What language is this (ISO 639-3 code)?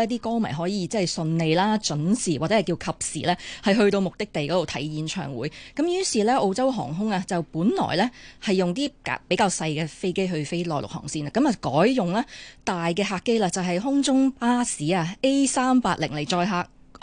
zho